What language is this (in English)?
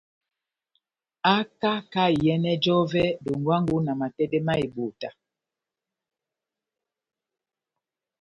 Batanga